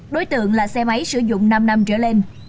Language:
Vietnamese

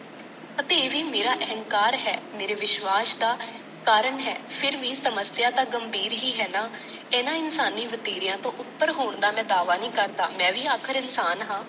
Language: Punjabi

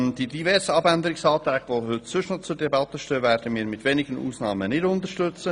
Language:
Swiss German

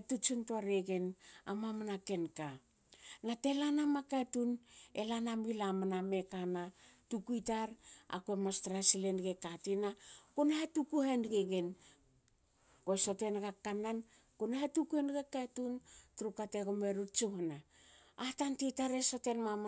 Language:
Hakö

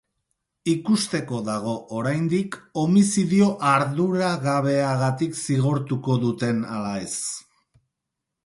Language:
Basque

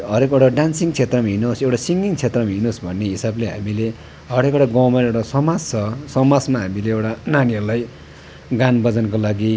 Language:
Nepali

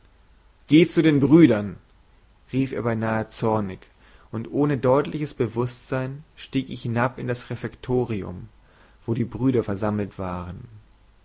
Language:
German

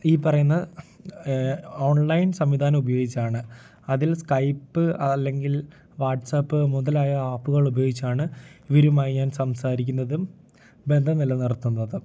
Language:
Malayalam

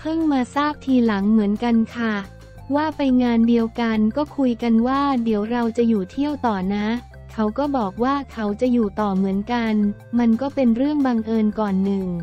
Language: Thai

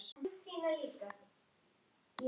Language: Icelandic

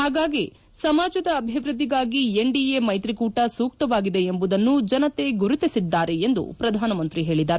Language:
Kannada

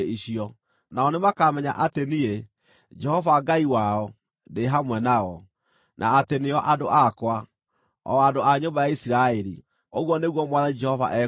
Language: Kikuyu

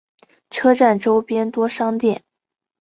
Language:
Chinese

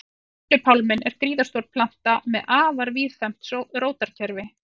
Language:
Icelandic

